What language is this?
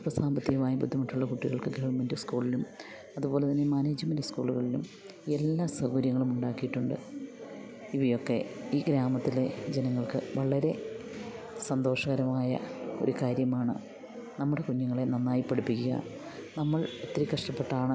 Malayalam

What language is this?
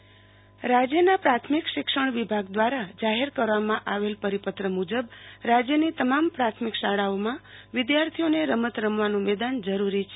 Gujarati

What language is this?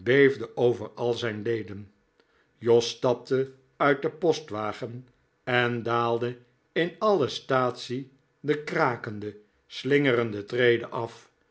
Dutch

